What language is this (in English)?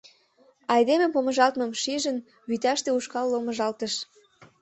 Mari